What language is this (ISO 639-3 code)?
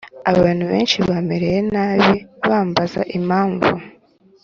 kin